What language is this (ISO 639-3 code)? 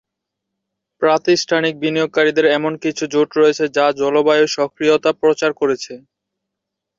ben